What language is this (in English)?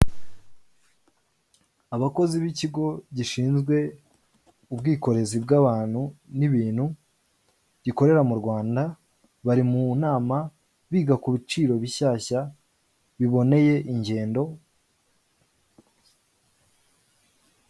Kinyarwanda